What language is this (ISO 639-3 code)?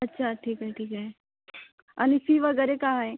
mar